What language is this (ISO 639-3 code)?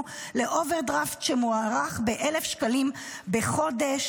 heb